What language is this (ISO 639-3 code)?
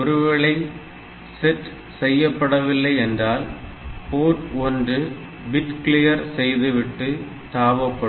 tam